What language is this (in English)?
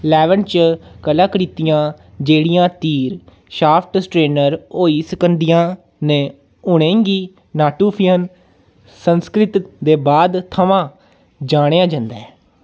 Dogri